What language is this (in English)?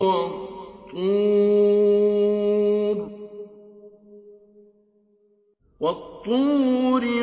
Arabic